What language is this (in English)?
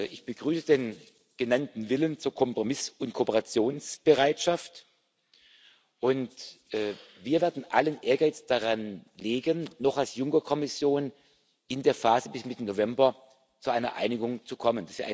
German